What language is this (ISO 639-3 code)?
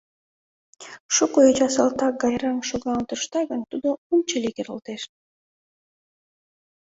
chm